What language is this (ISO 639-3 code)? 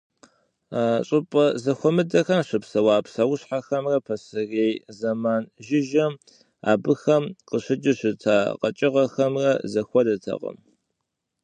kbd